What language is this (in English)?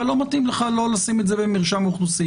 Hebrew